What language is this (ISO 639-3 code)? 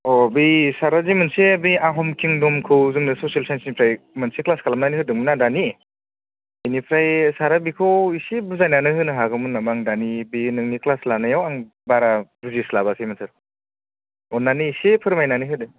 brx